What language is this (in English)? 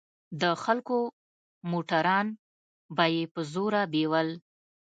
Pashto